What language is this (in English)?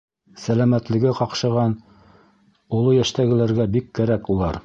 Bashkir